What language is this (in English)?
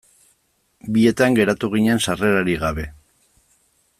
Basque